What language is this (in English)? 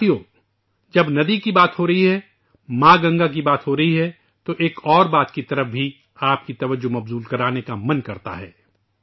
Urdu